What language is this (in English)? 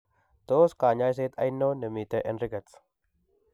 Kalenjin